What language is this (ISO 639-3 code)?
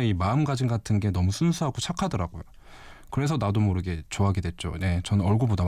kor